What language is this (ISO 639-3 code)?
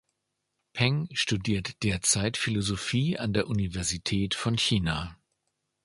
deu